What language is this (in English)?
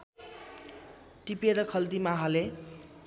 Nepali